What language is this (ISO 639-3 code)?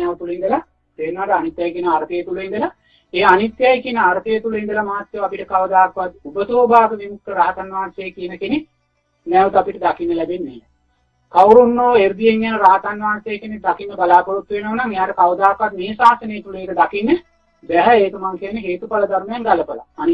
sin